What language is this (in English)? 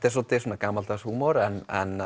Icelandic